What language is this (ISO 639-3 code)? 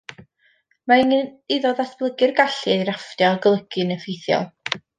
cym